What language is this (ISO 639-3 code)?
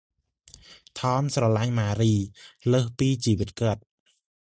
khm